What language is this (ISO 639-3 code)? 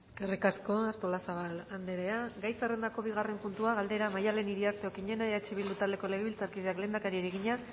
eus